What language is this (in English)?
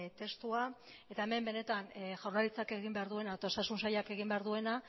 Basque